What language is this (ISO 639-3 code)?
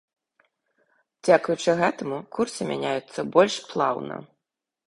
bel